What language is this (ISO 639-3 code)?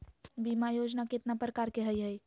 mag